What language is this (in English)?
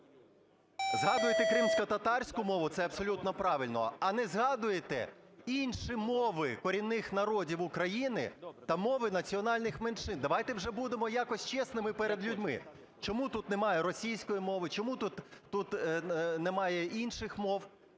Ukrainian